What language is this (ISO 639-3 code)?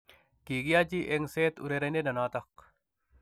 kln